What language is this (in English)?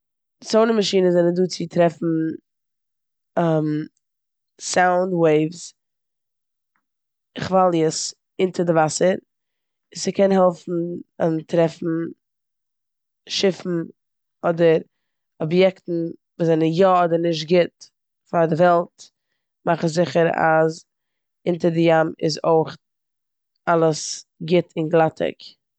Yiddish